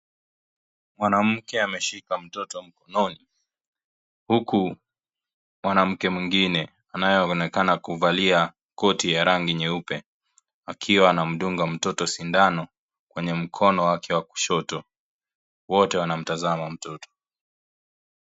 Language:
Swahili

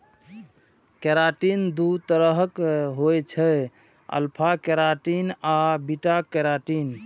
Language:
Maithili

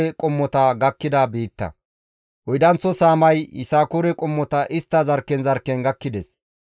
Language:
Gamo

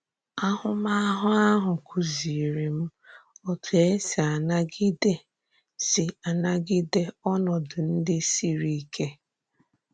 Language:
Igbo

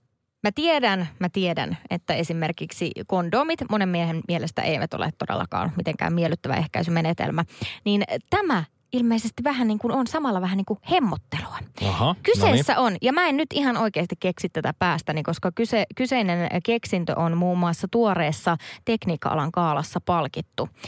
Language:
Finnish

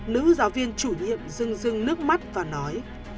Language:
Vietnamese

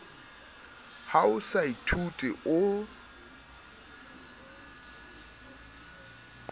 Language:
Southern Sotho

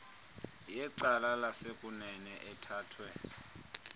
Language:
Xhosa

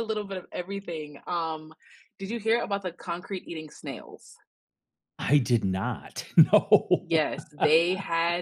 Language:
English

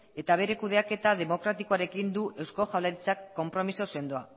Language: Basque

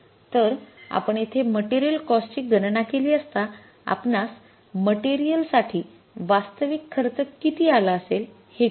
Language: Marathi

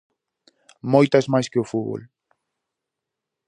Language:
Galician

